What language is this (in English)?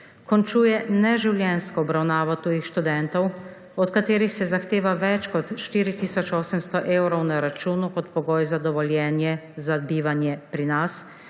Slovenian